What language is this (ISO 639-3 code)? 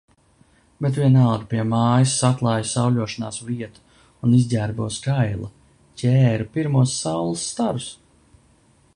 lav